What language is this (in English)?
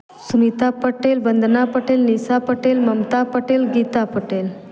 Hindi